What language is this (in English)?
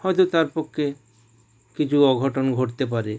Bangla